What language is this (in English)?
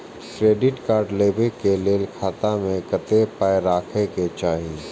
Maithili